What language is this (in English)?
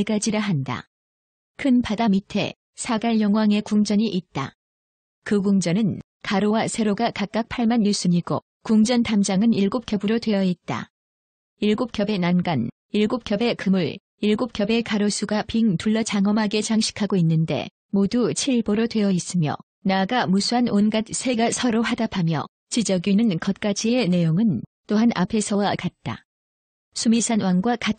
Korean